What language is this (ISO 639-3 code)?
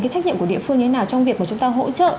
vie